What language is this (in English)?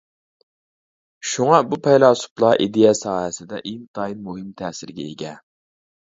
Uyghur